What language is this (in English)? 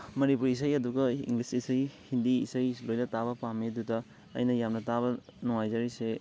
Manipuri